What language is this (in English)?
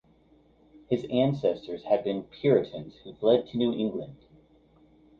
English